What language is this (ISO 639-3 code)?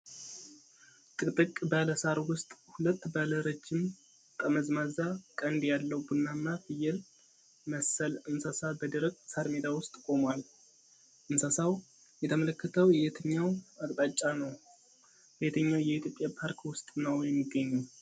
amh